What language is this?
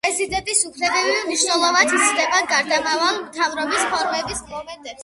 Georgian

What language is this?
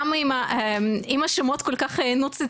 Hebrew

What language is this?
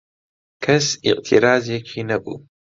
Central Kurdish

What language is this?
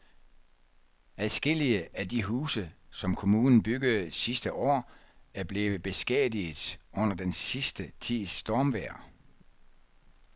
Danish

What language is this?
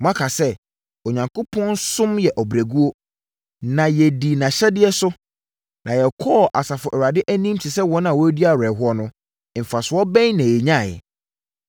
Akan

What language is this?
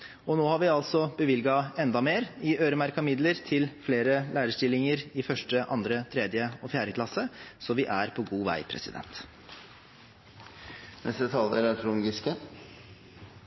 Norwegian Bokmål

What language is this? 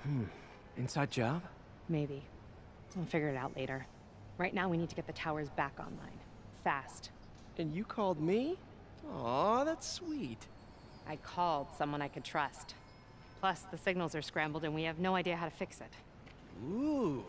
English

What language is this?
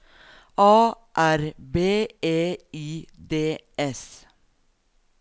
Norwegian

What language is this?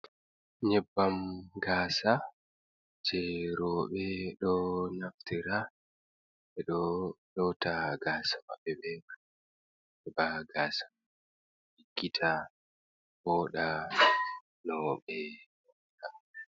Fula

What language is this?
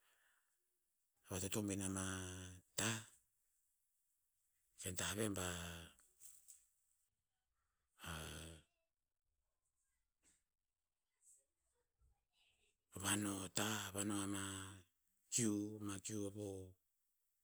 Tinputz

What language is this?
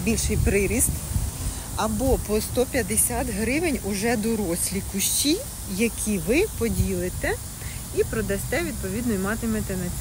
Ukrainian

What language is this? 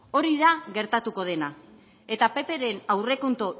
Basque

